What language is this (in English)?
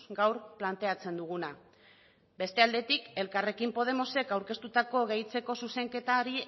Basque